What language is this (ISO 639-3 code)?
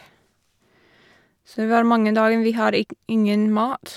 nor